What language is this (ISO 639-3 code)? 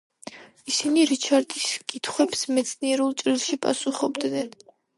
kat